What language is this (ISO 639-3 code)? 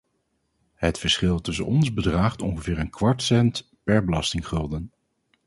nld